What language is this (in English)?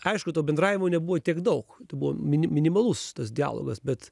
Lithuanian